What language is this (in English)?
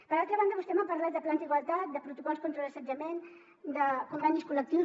Catalan